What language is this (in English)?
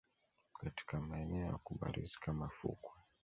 Swahili